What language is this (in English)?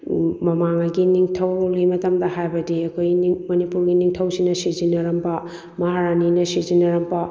Manipuri